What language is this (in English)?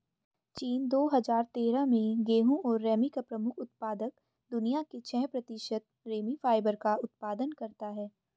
Hindi